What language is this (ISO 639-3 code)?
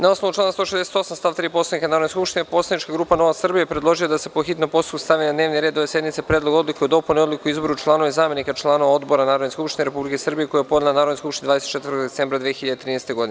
srp